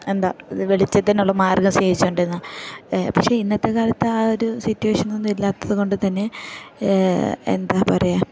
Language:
Malayalam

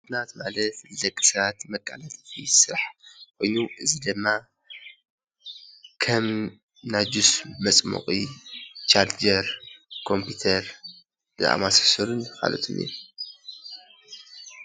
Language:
Tigrinya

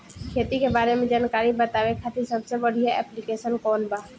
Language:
Bhojpuri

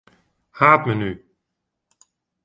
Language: Western Frisian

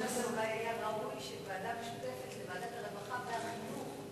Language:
Hebrew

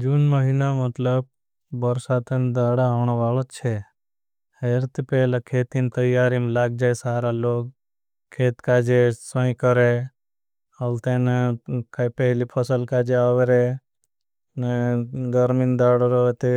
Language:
Bhili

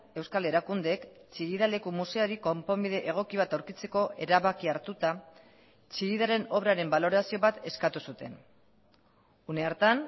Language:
Basque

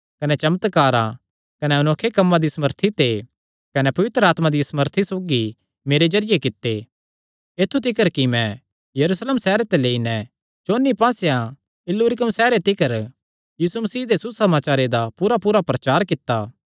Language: Kangri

